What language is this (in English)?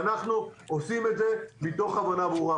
Hebrew